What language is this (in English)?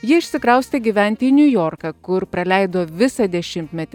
Lithuanian